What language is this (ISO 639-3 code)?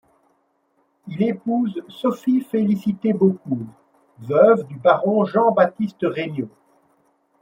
fra